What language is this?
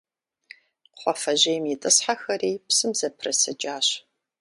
Kabardian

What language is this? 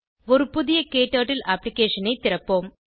Tamil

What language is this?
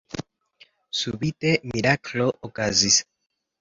Esperanto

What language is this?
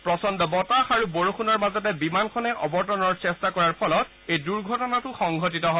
Assamese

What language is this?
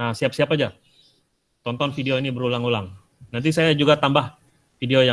Indonesian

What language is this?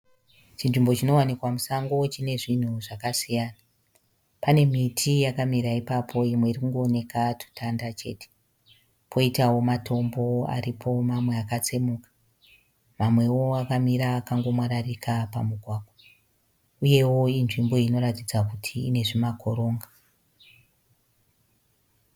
Shona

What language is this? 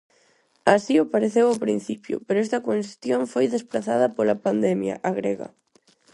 Galician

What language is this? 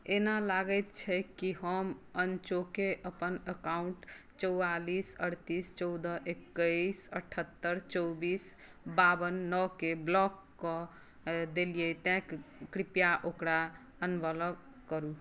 Maithili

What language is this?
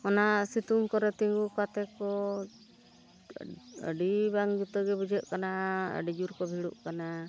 Santali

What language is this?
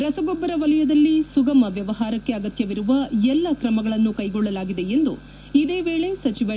Kannada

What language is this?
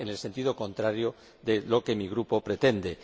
Spanish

